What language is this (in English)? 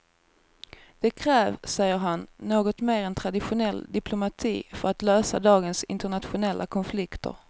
Swedish